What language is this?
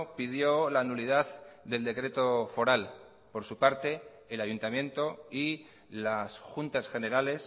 Spanish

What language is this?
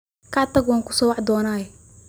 Somali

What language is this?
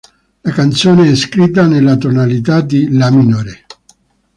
Italian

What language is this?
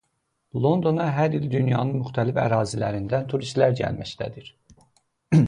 Azerbaijani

